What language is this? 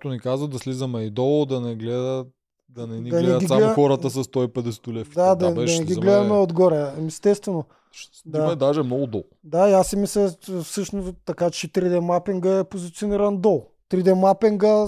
Bulgarian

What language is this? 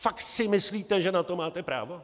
Czech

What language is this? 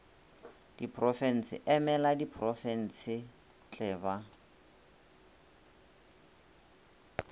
Northern Sotho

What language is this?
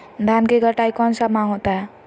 Magahi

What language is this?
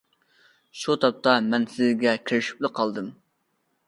Uyghur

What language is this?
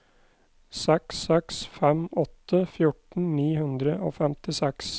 Norwegian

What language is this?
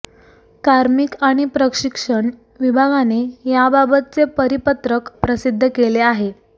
Marathi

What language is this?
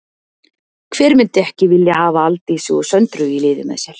Icelandic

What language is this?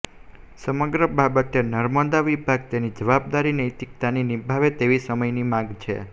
Gujarati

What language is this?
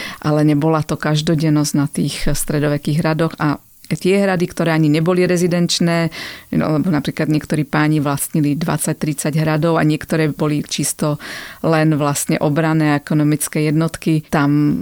Slovak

